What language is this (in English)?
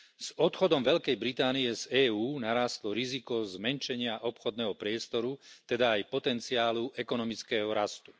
Slovak